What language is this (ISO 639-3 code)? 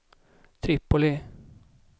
swe